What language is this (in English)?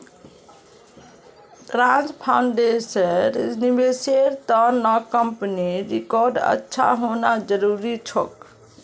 Magahi